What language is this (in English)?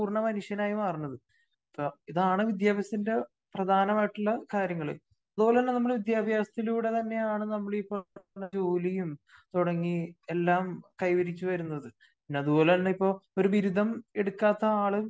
Malayalam